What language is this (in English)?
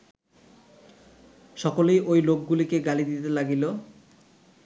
Bangla